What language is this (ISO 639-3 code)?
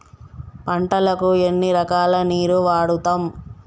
tel